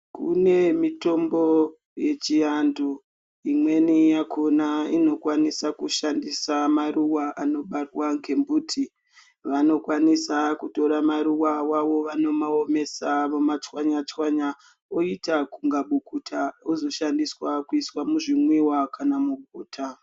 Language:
Ndau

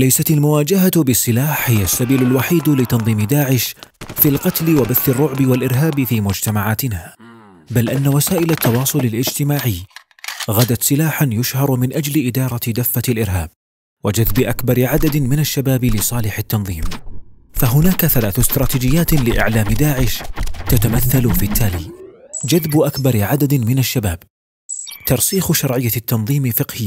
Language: Arabic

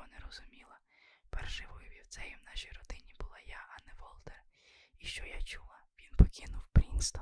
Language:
Ukrainian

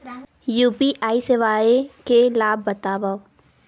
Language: Chhattisgarhi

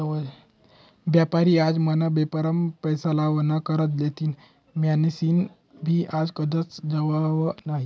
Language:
Marathi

